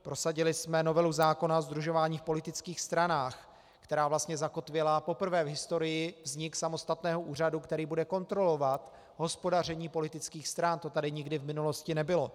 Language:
Czech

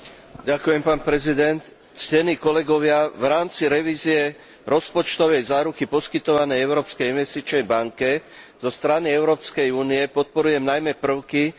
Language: Slovak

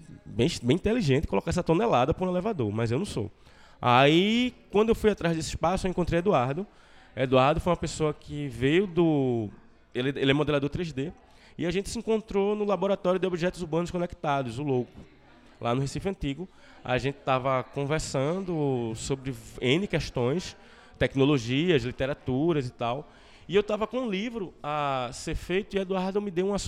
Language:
Portuguese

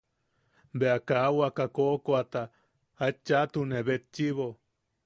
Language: Yaqui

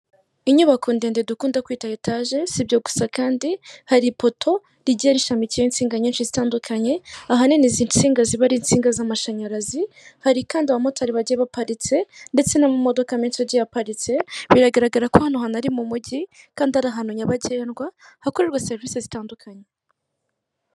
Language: Kinyarwanda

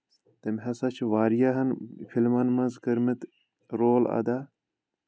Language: Kashmiri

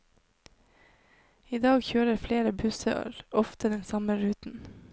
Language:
Norwegian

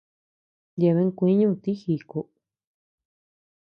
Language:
Tepeuxila Cuicatec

